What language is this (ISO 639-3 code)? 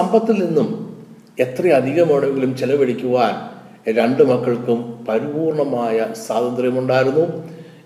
mal